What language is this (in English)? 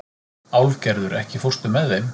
Icelandic